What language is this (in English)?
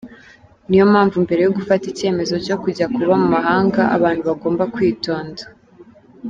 Kinyarwanda